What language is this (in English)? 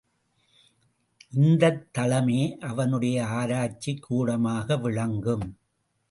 Tamil